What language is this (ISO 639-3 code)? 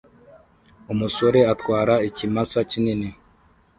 kin